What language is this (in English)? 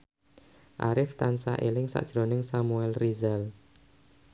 Javanese